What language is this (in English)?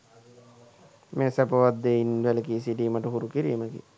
Sinhala